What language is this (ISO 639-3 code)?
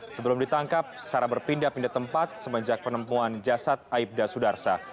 ind